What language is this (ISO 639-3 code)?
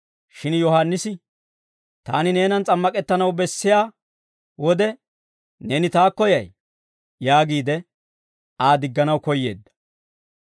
dwr